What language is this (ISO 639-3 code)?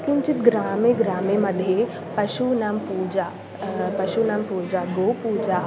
san